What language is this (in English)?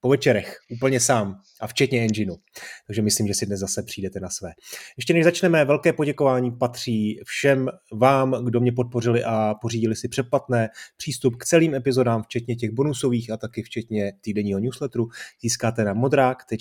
Czech